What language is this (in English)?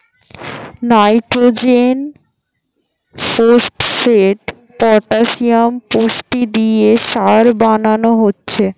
Bangla